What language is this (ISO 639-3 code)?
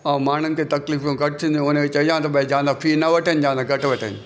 snd